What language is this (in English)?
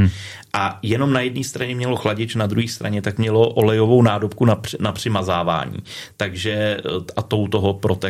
Czech